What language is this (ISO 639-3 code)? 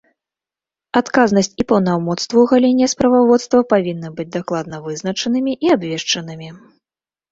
bel